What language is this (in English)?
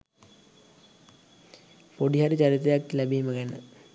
Sinhala